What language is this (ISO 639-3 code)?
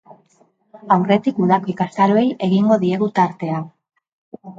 eus